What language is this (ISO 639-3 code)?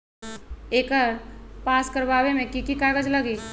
mag